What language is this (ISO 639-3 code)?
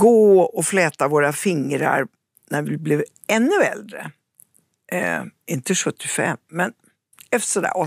swe